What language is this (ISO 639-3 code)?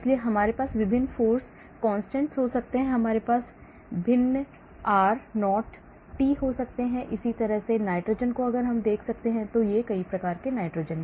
hin